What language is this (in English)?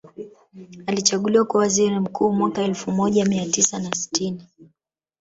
Swahili